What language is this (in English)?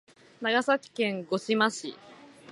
Japanese